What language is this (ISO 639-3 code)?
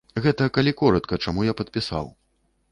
bel